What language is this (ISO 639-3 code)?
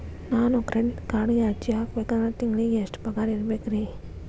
kan